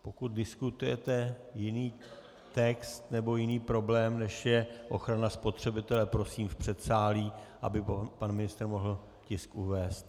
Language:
Czech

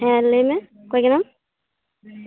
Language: Santali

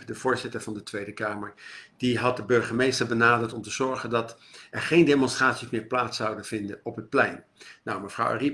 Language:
Dutch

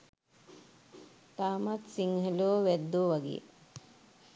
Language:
Sinhala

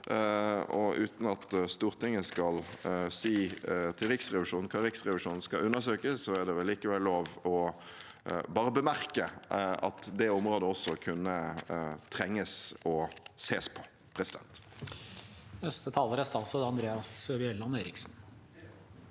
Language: Norwegian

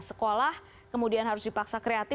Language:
Indonesian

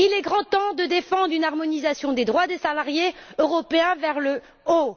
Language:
French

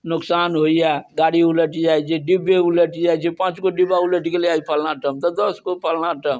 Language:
Maithili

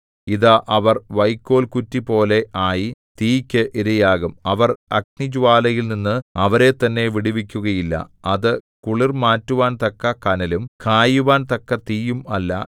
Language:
Malayalam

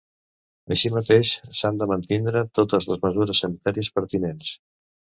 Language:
Catalan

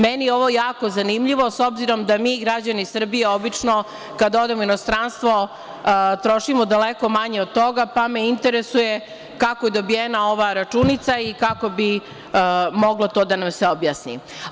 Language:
Serbian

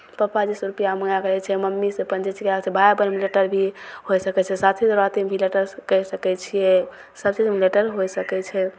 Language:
Maithili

